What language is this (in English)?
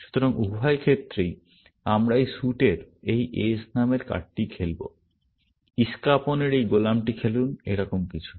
Bangla